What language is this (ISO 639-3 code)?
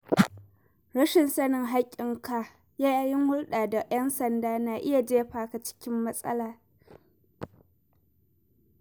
hau